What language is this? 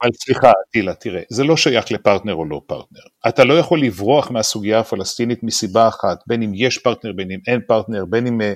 Hebrew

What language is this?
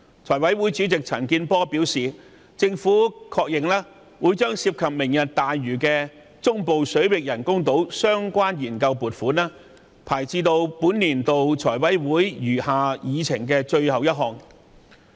Cantonese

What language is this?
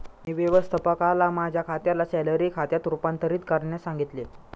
Marathi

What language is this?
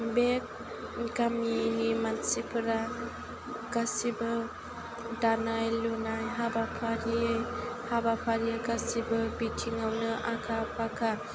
Bodo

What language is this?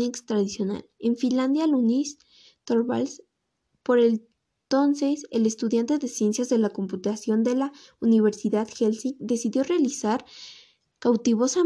Spanish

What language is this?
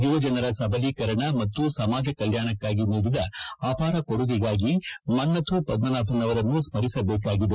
Kannada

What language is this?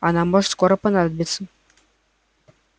Russian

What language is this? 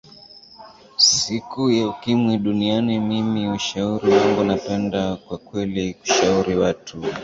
Swahili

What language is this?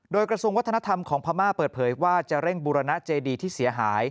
Thai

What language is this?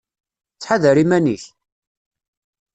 Kabyle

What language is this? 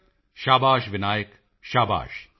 Punjabi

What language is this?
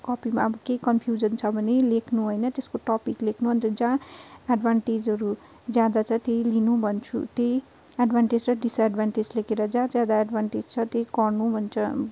Nepali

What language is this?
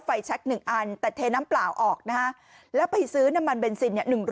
Thai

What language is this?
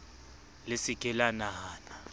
Southern Sotho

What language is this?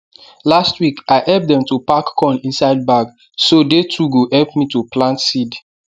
Nigerian Pidgin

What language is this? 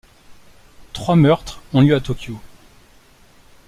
French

